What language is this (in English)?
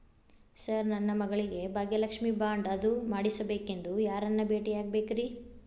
Kannada